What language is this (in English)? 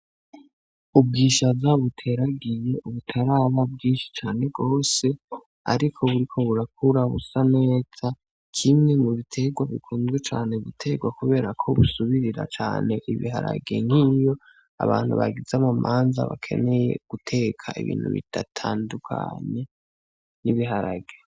Rundi